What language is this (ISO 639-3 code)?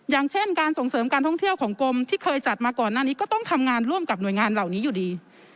tha